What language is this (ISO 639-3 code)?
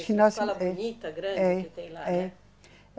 por